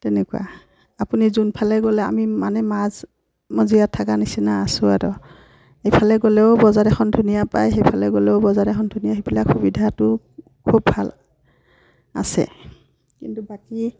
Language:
Assamese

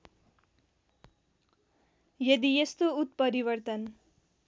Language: Nepali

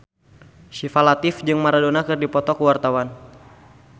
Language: Sundanese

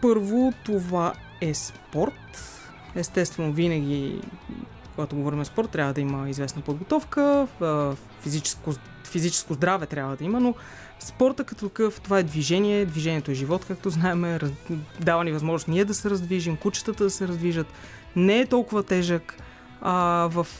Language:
Bulgarian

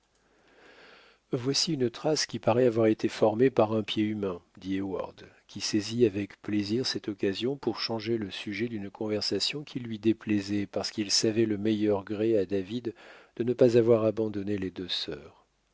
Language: French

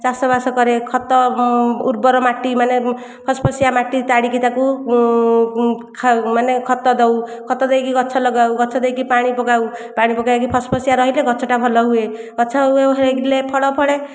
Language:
Odia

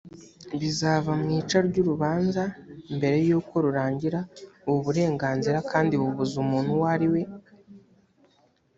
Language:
Kinyarwanda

